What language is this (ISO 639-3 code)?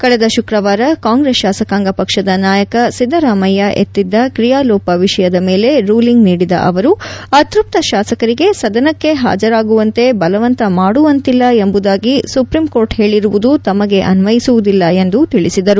kan